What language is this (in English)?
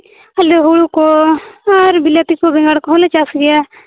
Santali